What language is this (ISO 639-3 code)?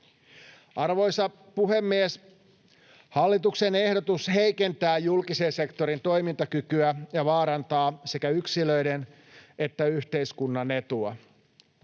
fin